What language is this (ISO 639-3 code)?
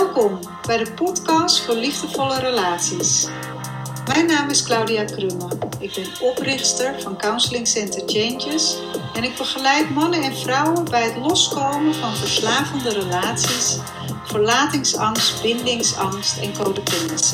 nld